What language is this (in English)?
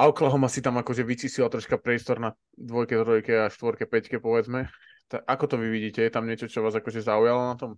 Slovak